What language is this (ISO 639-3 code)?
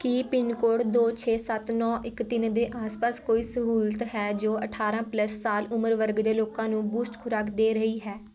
pan